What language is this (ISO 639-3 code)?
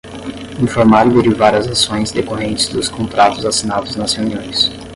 por